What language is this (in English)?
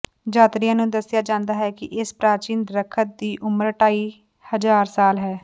Punjabi